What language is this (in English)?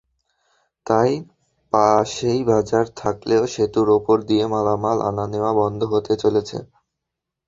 Bangla